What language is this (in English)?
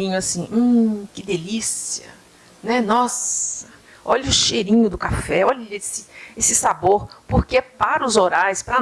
Portuguese